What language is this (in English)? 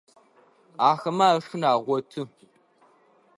Adyghe